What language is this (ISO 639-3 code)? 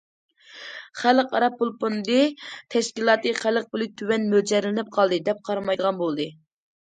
uig